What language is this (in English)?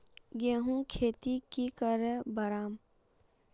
Magahi